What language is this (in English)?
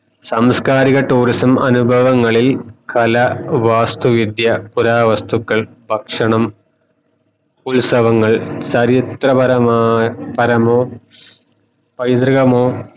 Malayalam